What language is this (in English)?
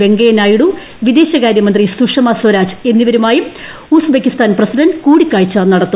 Malayalam